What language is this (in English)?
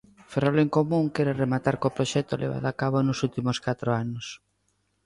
Galician